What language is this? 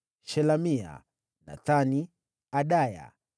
Swahili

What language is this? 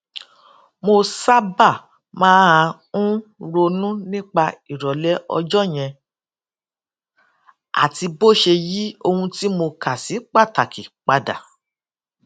Yoruba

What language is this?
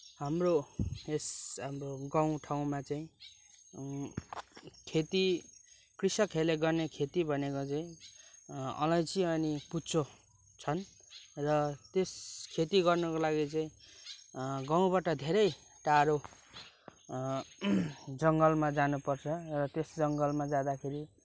Nepali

